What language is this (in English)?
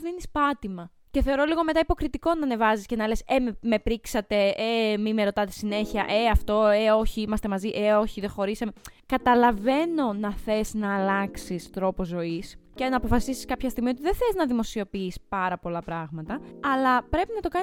Greek